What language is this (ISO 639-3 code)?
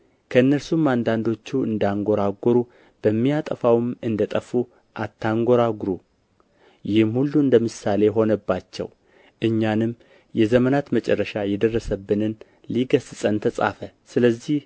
amh